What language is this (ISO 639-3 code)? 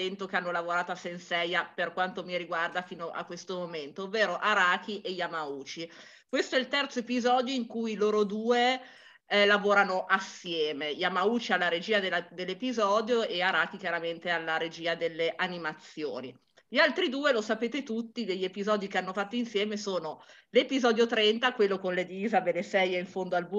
ita